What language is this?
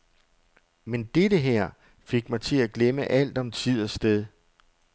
Danish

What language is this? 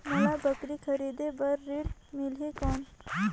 Chhattisgarhi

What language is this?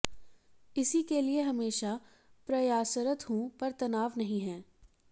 Hindi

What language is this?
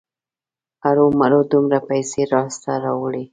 Pashto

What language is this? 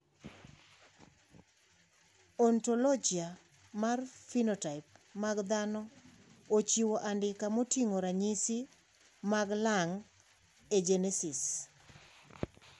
Luo (Kenya and Tanzania)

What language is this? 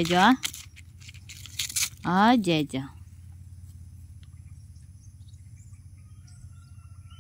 Indonesian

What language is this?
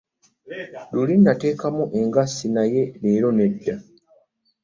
Ganda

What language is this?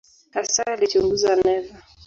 Swahili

